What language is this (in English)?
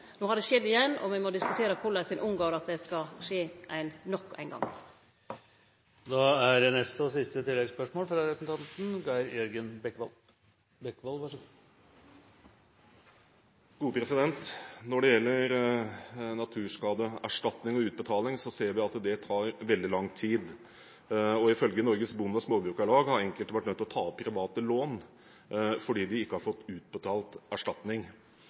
Norwegian